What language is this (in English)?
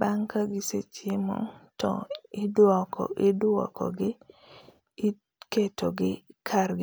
Luo (Kenya and Tanzania)